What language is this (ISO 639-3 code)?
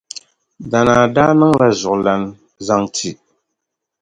dag